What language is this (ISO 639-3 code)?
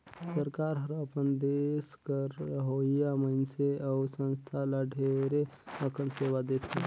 hne